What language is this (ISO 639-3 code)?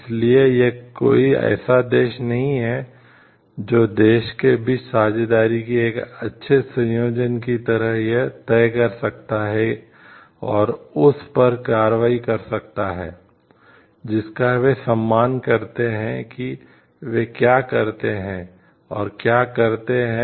hin